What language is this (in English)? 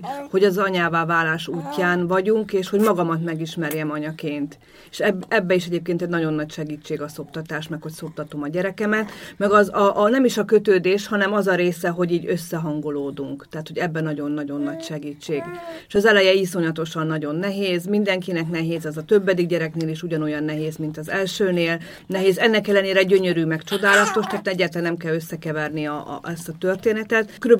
Hungarian